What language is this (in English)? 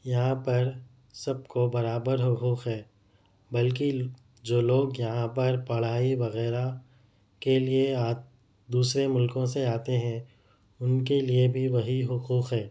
Urdu